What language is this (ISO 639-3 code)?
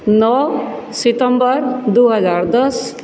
mai